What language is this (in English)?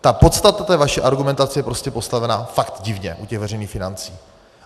Czech